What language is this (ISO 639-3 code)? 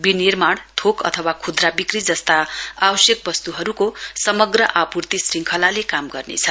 nep